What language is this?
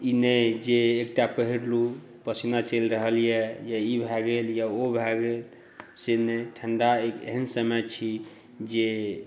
Maithili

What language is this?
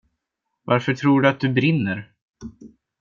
Swedish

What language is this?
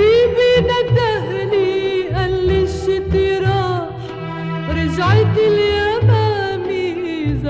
Arabic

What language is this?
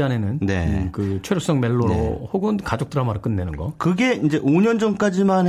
Korean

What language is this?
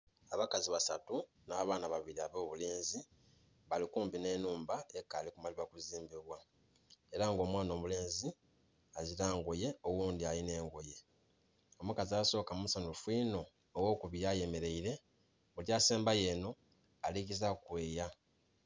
Soga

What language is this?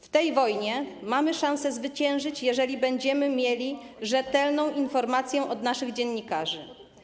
Polish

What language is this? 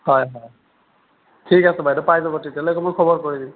Assamese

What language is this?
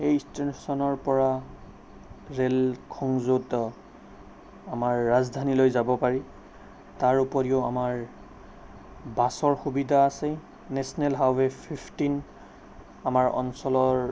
Assamese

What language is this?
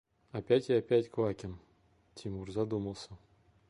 Russian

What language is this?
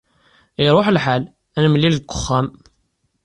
Kabyle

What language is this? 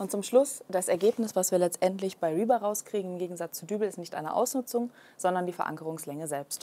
German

